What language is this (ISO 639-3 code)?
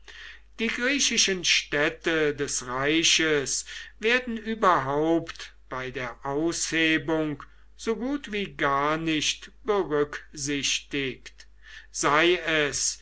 deu